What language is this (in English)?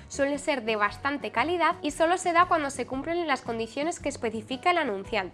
Spanish